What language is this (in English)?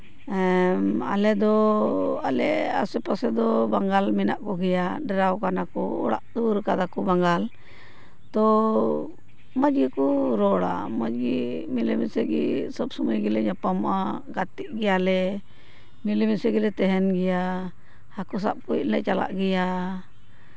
Santali